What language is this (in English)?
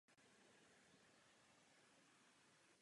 Czech